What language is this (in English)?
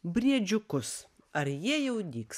Lithuanian